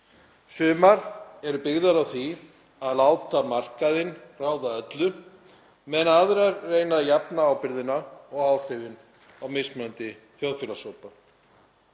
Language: Icelandic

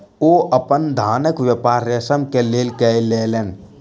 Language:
Maithili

